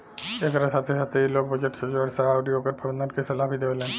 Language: Bhojpuri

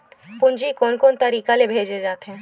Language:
Chhattisgarhi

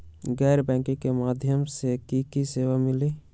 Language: Magahi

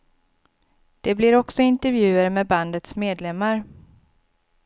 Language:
Swedish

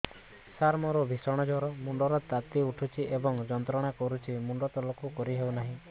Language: Odia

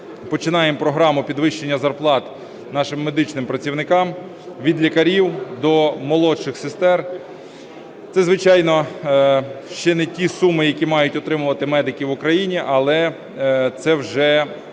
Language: Ukrainian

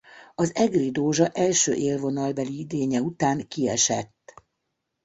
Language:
Hungarian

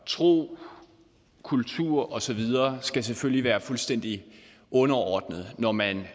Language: Danish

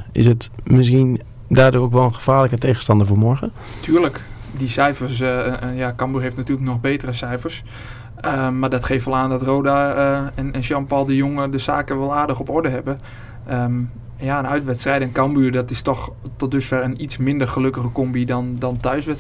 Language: Dutch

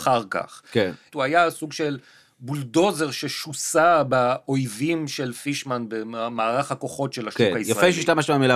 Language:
Hebrew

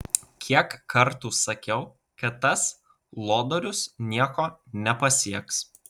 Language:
Lithuanian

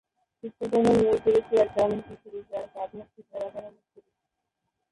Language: Bangla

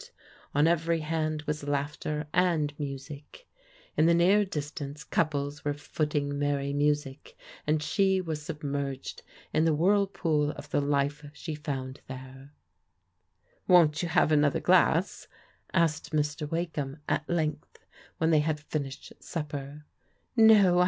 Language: English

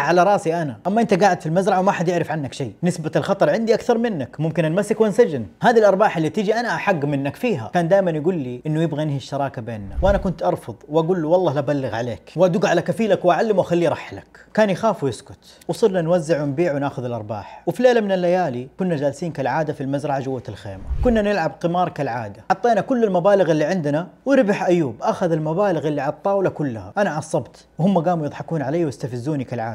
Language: Arabic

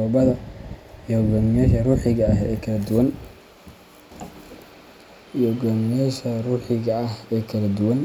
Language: Somali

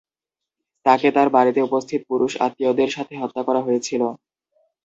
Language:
Bangla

